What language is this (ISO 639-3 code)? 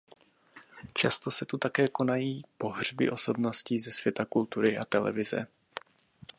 ces